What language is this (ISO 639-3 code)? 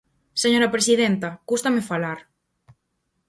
glg